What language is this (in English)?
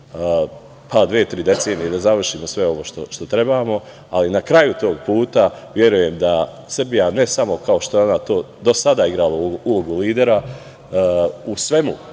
Serbian